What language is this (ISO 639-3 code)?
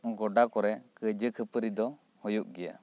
sat